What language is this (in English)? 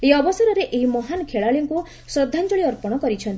Odia